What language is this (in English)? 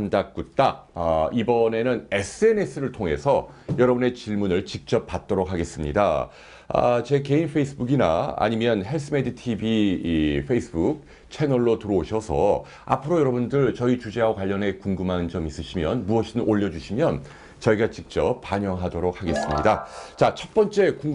Korean